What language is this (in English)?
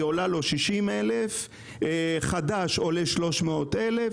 Hebrew